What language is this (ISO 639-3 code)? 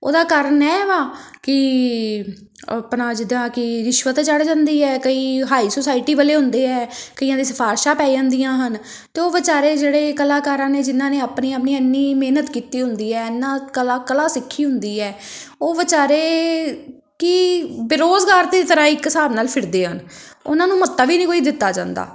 pan